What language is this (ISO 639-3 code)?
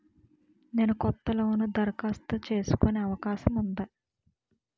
tel